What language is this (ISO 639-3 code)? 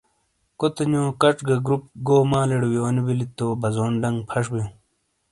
scl